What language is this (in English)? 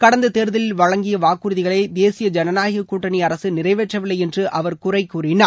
Tamil